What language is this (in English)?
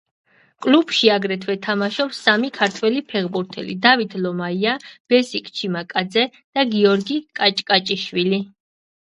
Georgian